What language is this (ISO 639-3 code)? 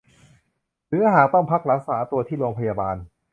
tha